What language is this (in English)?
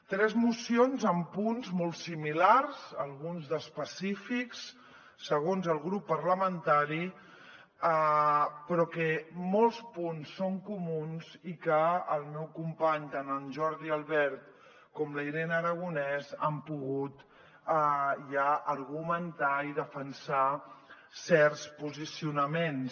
Catalan